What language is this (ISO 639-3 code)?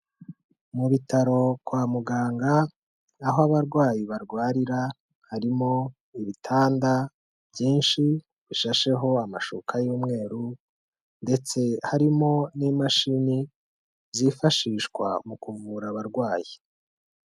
kin